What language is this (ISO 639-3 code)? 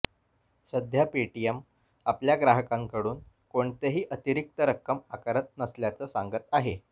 mar